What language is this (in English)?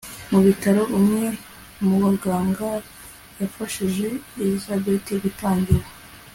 Kinyarwanda